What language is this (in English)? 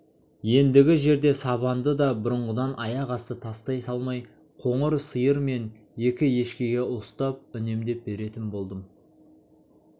Kazakh